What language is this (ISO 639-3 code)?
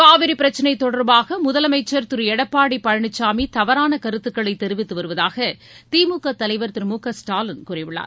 tam